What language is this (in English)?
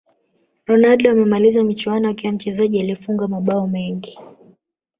Swahili